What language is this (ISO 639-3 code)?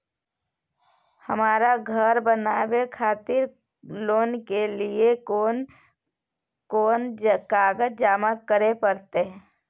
mai